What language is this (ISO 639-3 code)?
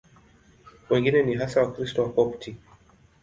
swa